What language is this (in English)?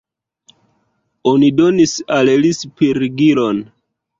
Esperanto